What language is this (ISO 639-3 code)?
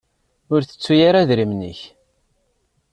kab